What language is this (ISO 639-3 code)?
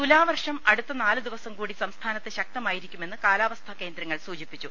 mal